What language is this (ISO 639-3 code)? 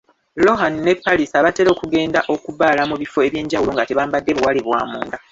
lug